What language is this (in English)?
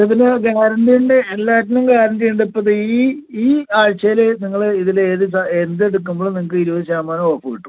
Malayalam